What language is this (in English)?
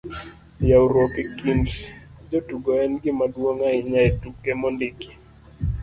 Luo (Kenya and Tanzania)